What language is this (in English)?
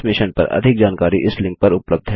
Hindi